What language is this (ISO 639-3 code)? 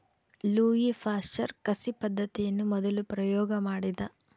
kan